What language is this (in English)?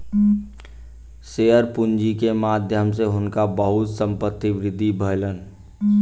Maithili